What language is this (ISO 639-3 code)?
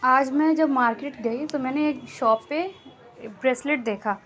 urd